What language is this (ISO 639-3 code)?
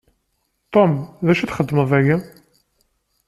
kab